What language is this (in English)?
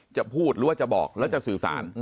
Thai